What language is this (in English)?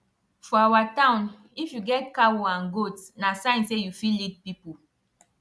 Nigerian Pidgin